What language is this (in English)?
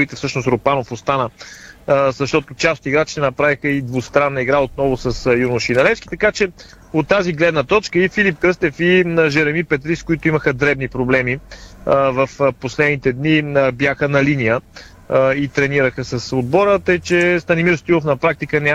Bulgarian